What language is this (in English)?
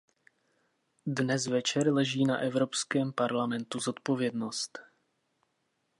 Czech